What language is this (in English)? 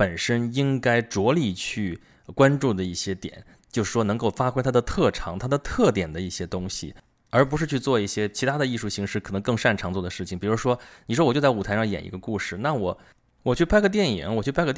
Chinese